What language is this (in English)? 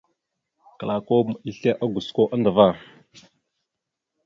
Mada (Cameroon)